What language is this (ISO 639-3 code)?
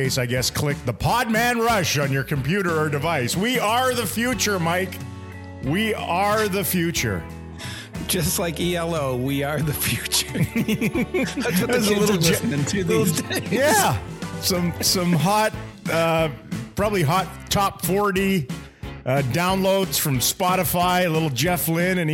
eng